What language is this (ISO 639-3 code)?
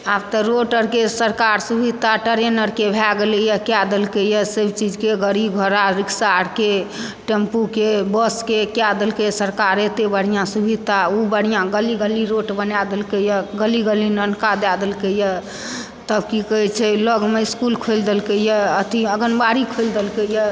mai